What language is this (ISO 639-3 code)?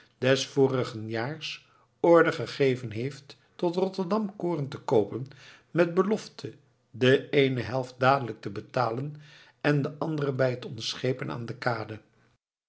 nld